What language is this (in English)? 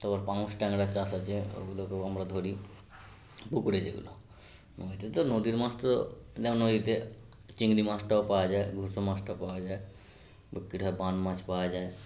Bangla